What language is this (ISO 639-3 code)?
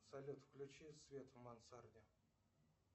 rus